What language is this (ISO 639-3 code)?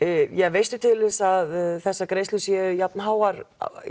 isl